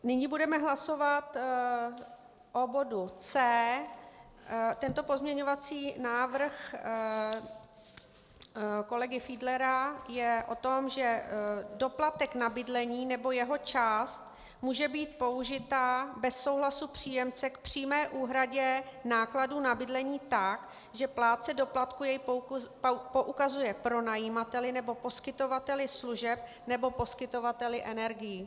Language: Czech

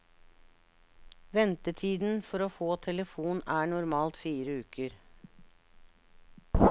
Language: Norwegian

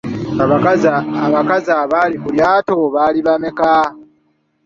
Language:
Ganda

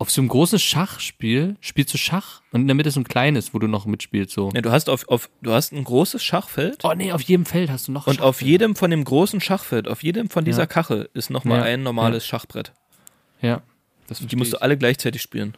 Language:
German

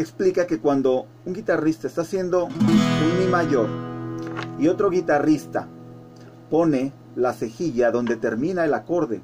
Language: Spanish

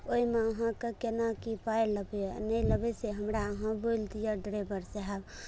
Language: Maithili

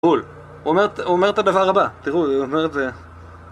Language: Hebrew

